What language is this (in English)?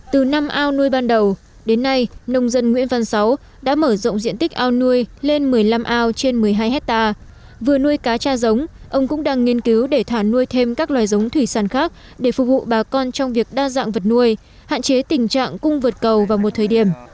Vietnamese